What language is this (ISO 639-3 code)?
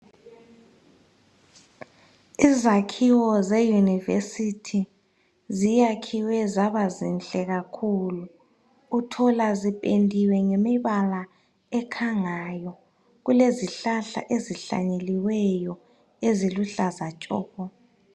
nde